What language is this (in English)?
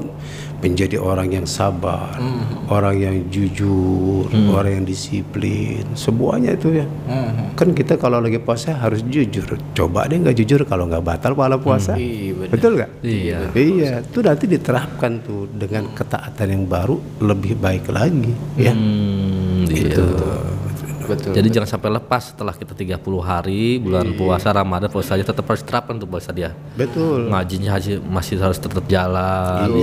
Indonesian